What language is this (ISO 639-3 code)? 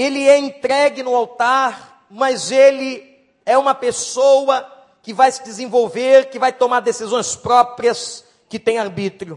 por